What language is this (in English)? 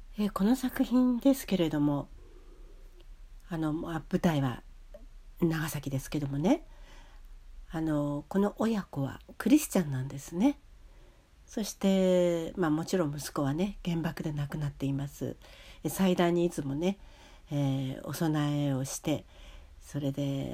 Japanese